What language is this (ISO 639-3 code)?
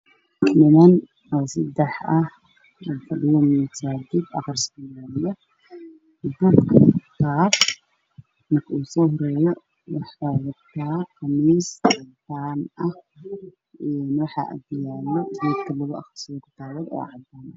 som